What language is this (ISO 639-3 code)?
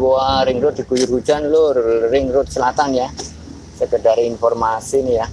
ind